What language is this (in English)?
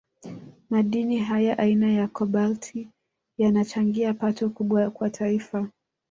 Swahili